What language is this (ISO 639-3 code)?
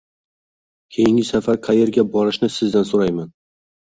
uzb